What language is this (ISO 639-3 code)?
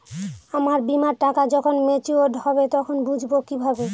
ben